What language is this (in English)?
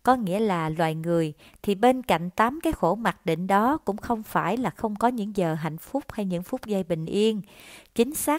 Vietnamese